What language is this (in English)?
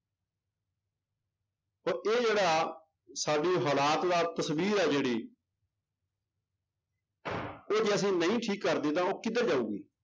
Punjabi